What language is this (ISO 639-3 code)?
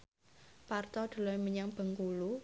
jav